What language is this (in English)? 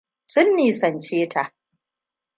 Hausa